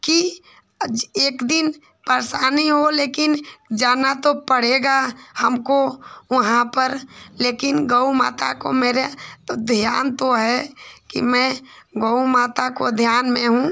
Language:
Hindi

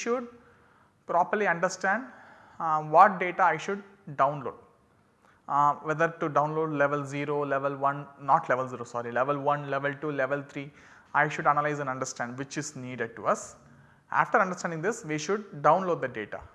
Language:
English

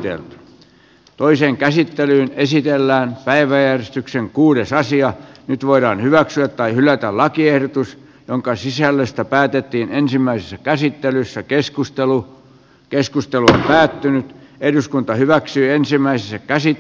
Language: Finnish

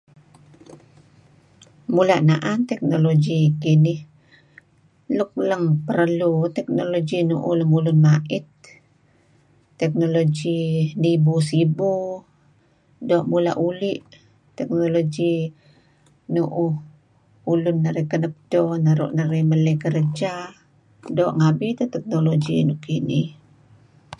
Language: Kelabit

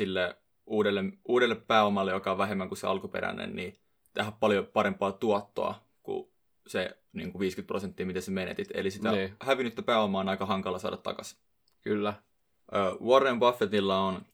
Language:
Finnish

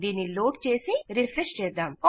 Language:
Telugu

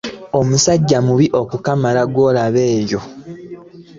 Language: Ganda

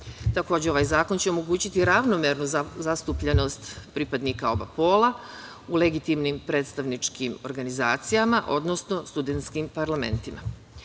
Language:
Serbian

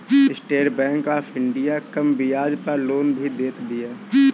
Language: Bhojpuri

